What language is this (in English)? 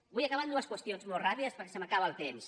Catalan